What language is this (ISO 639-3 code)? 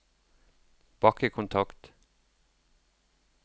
nor